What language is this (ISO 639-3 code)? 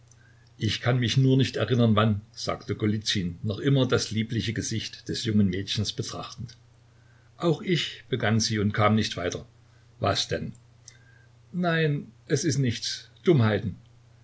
deu